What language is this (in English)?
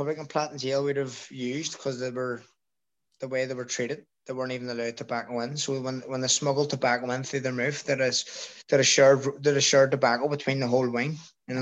English